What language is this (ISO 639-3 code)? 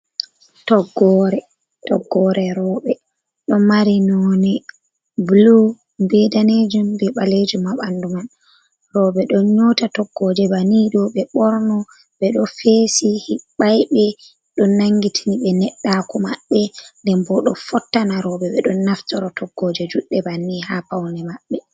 ful